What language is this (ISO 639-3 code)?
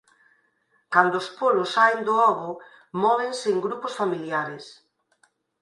glg